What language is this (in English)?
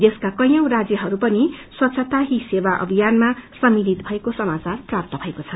Nepali